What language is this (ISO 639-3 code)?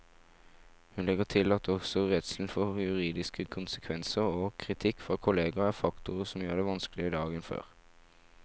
nor